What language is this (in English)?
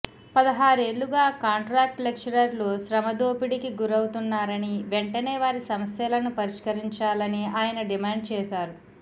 Telugu